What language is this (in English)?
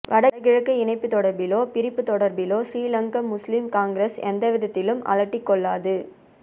Tamil